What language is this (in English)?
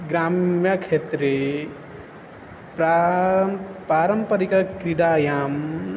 Sanskrit